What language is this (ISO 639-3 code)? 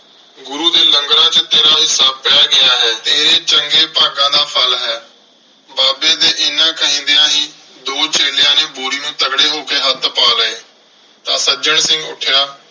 pan